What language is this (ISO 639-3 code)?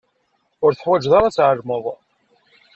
kab